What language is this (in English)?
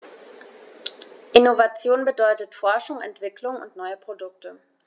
German